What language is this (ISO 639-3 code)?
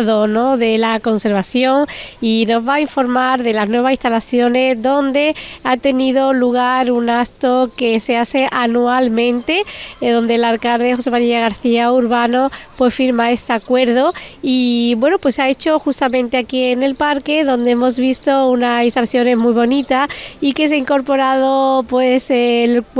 spa